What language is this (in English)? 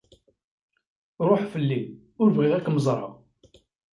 Kabyle